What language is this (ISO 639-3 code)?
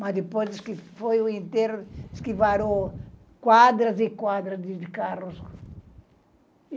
por